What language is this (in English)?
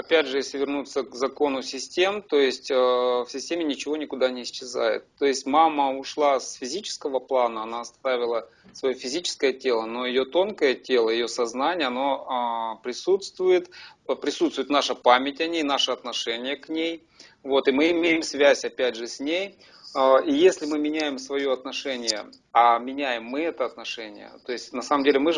Russian